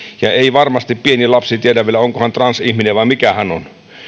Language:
Finnish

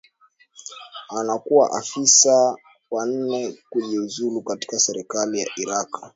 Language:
Swahili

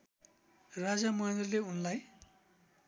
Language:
Nepali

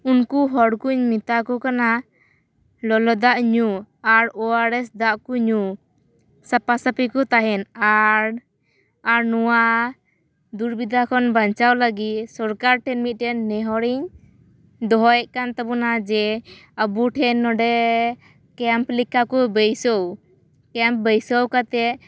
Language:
Santali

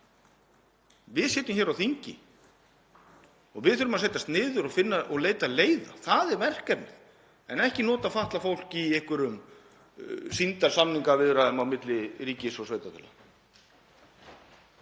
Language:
Icelandic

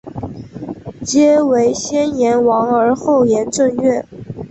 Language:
Chinese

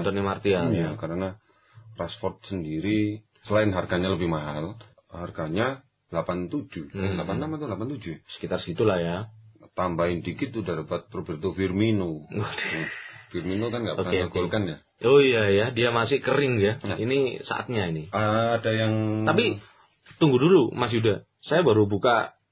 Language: Indonesian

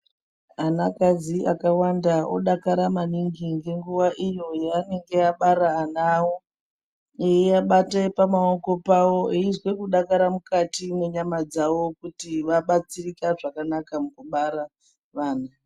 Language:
Ndau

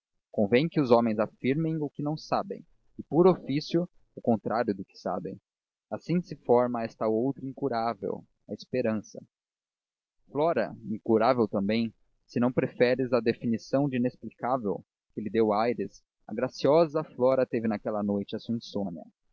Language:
Portuguese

